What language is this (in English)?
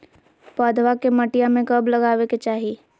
Magahi